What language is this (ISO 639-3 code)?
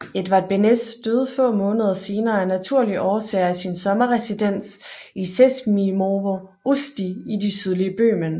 dan